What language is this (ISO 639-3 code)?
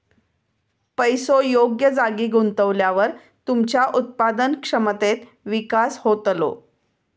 mar